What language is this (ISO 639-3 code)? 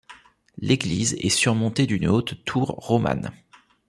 fra